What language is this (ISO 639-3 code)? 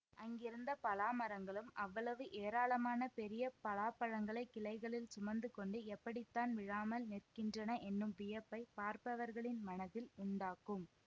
tam